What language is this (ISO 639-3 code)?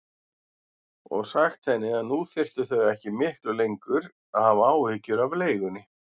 isl